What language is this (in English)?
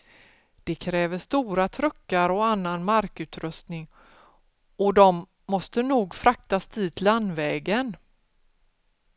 Swedish